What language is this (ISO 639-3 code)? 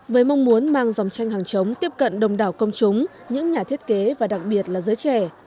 vie